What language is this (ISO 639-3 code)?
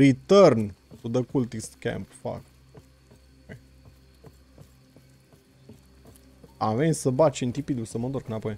ron